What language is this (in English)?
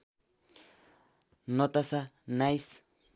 Nepali